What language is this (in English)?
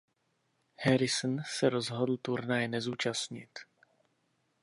Czech